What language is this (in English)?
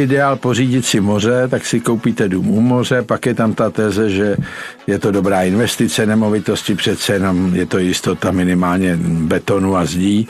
Czech